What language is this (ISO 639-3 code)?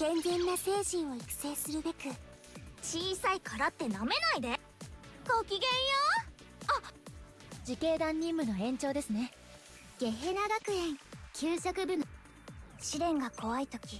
jpn